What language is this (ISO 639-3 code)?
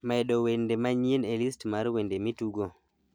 luo